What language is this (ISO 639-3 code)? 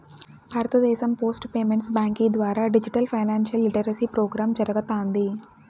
tel